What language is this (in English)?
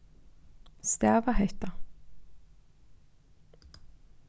Faroese